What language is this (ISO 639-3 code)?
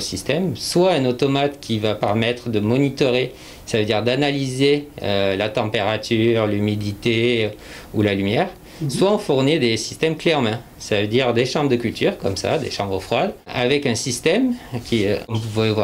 fra